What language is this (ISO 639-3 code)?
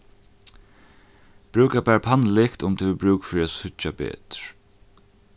fao